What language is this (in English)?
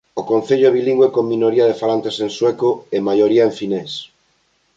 Galician